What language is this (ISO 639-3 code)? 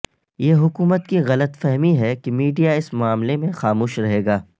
urd